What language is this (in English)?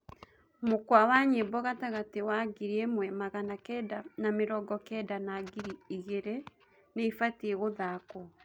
Kikuyu